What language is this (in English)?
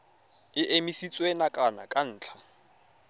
Tswana